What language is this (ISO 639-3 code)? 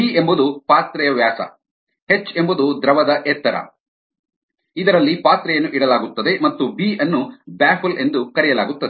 kan